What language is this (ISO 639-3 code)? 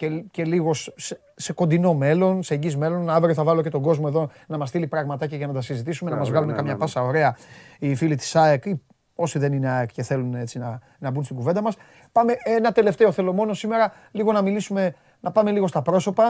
ell